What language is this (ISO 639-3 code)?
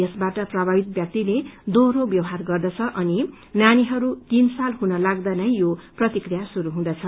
nep